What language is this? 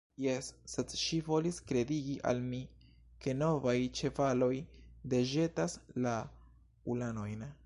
Esperanto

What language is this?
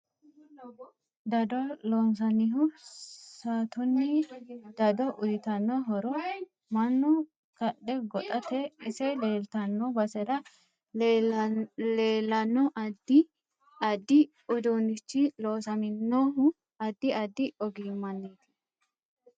Sidamo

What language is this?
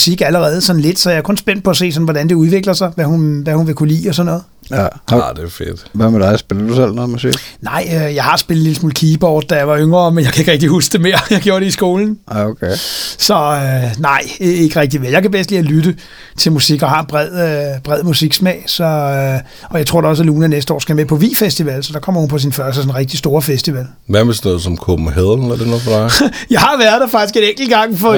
Danish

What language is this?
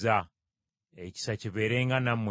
Ganda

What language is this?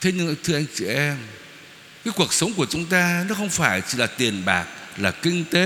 Vietnamese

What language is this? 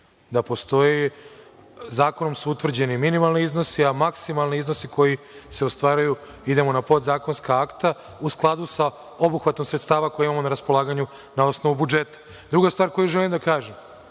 Serbian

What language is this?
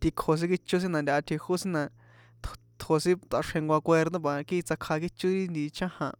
San Juan Atzingo Popoloca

